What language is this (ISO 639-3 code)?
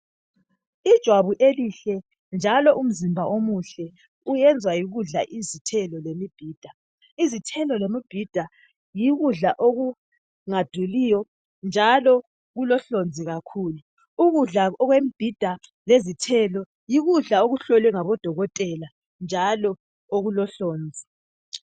nde